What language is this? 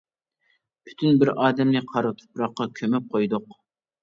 Uyghur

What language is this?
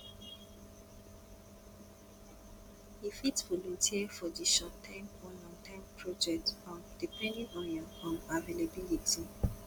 Nigerian Pidgin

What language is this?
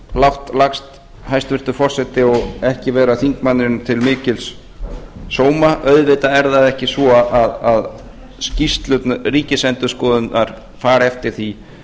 Icelandic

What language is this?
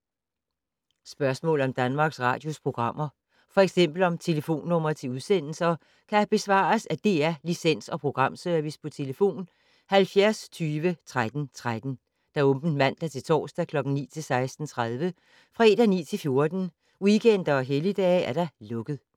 Danish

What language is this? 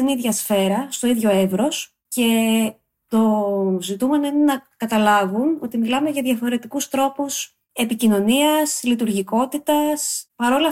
Greek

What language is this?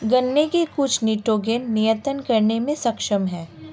Hindi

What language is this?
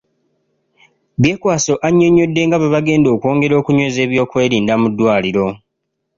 Ganda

